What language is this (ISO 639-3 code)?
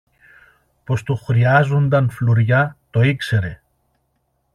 ell